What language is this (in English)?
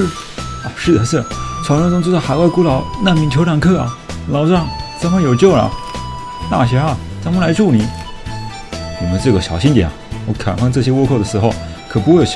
Chinese